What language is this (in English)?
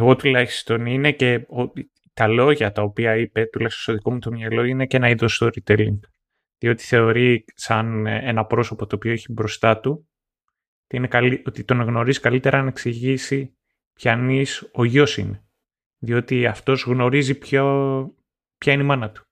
Greek